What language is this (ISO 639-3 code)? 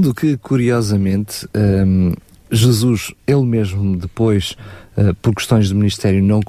por